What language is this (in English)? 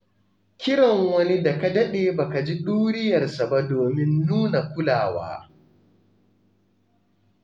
Hausa